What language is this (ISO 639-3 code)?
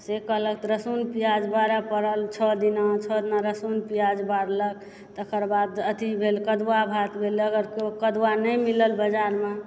mai